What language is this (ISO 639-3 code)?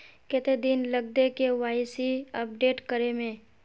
mag